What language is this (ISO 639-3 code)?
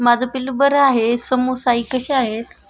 mar